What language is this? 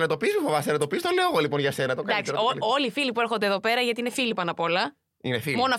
Greek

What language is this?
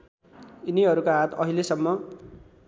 Nepali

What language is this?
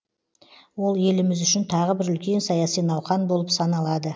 Kazakh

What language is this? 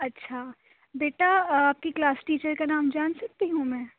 Urdu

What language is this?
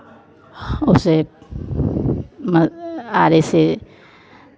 Hindi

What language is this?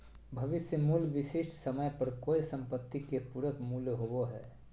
Magahi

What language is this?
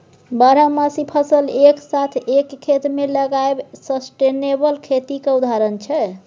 Maithili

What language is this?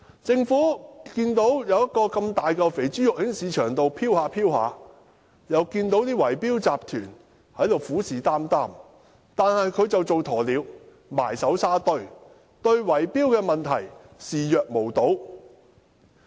Cantonese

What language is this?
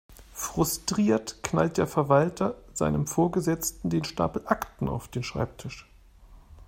German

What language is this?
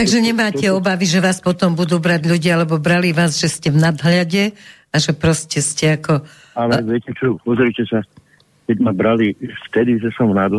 Slovak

